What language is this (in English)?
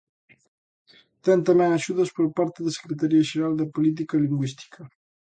Galician